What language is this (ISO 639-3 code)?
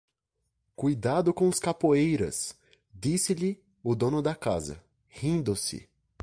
por